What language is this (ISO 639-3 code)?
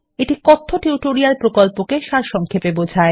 ben